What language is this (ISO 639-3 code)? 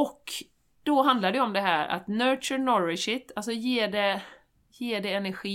swe